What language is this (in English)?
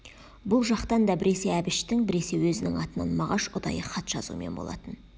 Kazakh